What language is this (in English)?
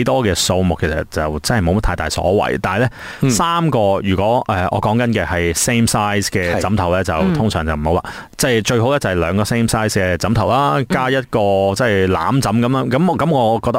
Chinese